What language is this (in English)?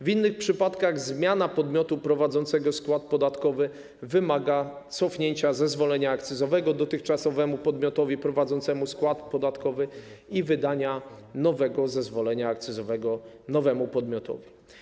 Polish